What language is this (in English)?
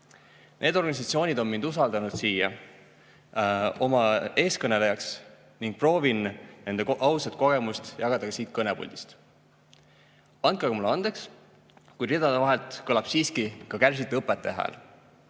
Estonian